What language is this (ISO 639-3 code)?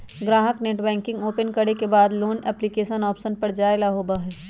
mag